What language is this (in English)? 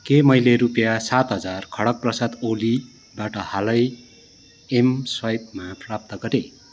Nepali